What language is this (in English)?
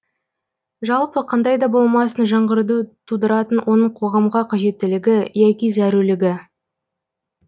Kazakh